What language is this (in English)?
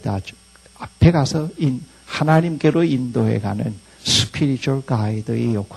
Korean